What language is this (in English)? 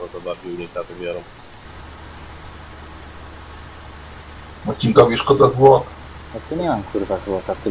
Polish